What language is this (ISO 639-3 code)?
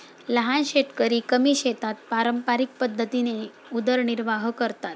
mar